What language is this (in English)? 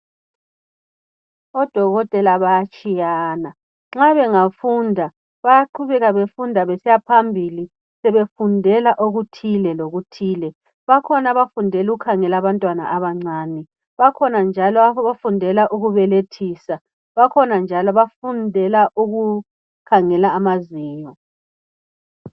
North Ndebele